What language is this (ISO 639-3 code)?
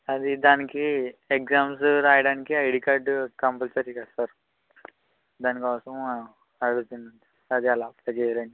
tel